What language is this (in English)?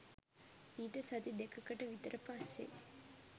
Sinhala